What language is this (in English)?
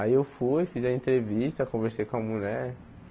Portuguese